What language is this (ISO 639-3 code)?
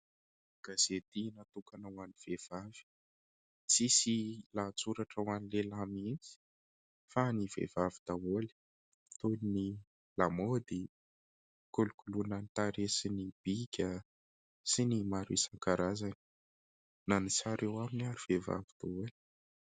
mlg